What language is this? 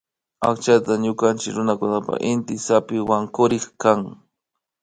Imbabura Highland Quichua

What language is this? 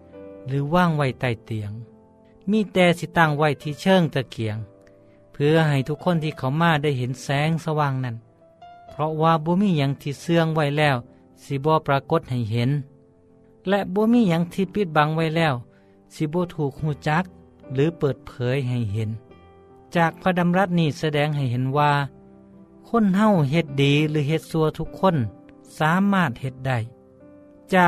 Thai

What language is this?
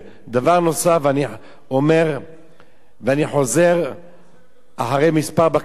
Hebrew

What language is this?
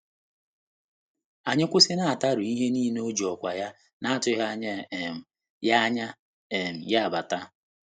Igbo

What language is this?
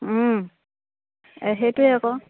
Assamese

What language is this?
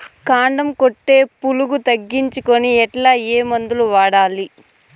Telugu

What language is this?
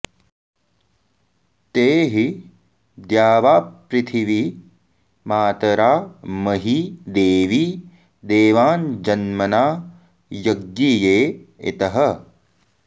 Sanskrit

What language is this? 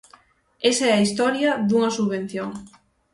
Galician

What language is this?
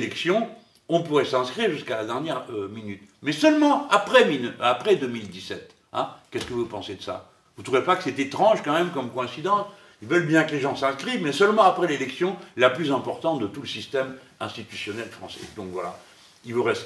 French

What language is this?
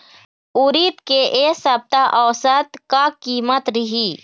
Chhattisgarhi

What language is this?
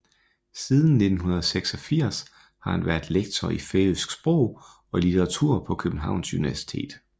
Danish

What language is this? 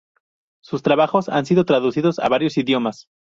Spanish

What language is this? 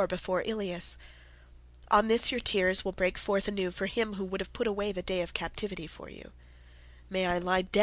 English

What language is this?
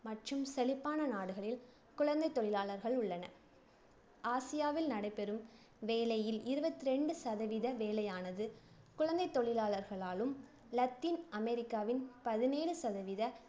Tamil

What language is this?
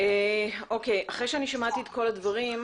Hebrew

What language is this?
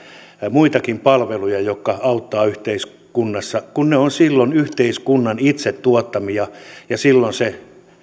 Finnish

